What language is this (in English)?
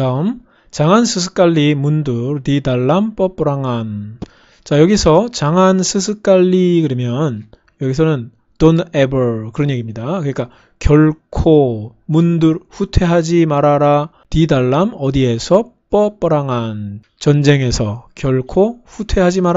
Korean